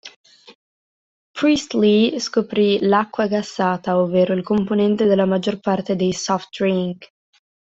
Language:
Italian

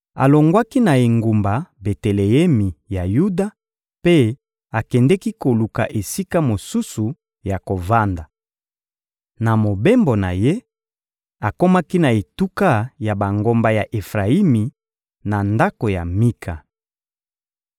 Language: Lingala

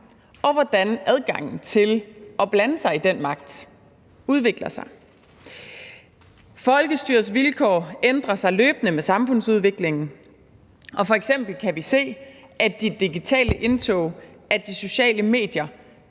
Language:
Danish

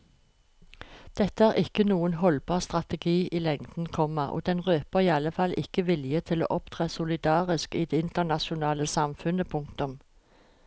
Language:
Norwegian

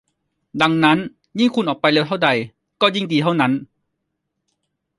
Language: Thai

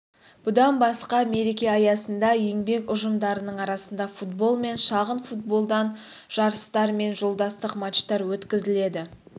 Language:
Kazakh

